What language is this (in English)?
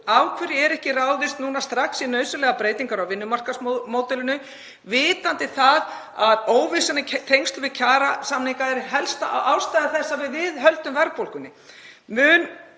Icelandic